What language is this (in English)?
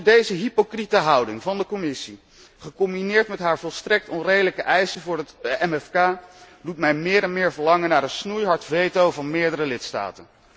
Dutch